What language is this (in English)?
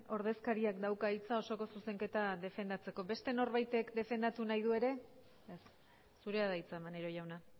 Basque